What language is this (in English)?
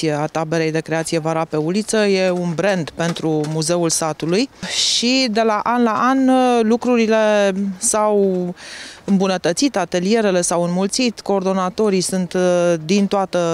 Romanian